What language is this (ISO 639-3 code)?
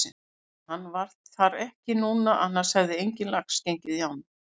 isl